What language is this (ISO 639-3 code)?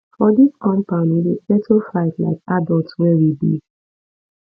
pcm